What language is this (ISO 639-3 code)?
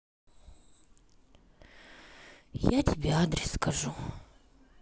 rus